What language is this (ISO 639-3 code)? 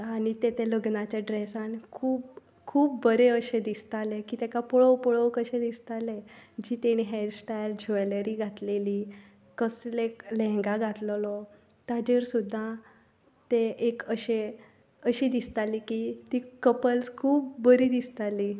kok